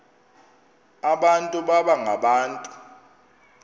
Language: Xhosa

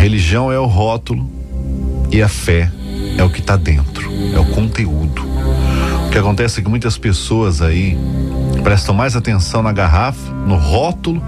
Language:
Portuguese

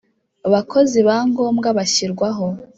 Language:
Kinyarwanda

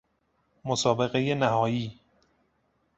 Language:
Persian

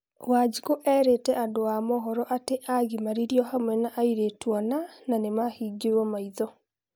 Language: Kikuyu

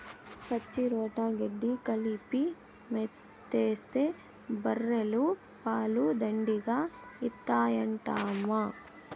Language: Telugu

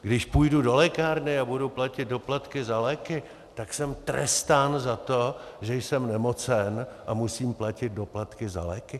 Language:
Czech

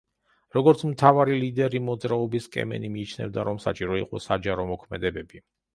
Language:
Georgian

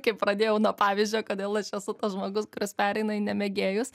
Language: Lithuanian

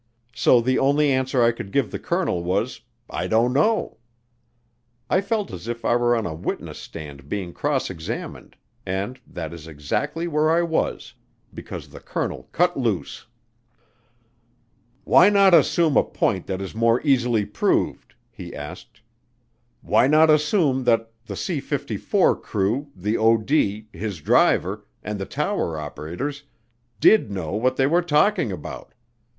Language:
English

